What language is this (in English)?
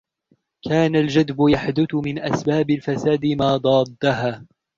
Arabic